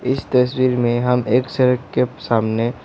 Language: Hindi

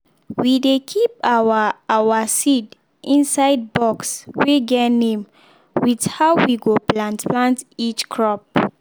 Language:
Nigerian Pidgin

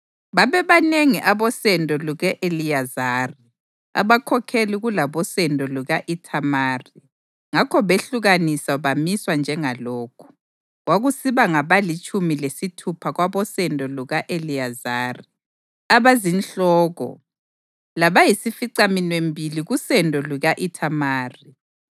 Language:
North Ndebele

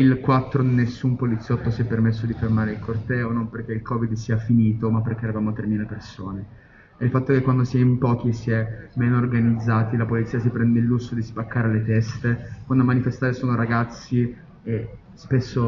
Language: Italian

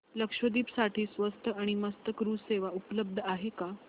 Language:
Marathi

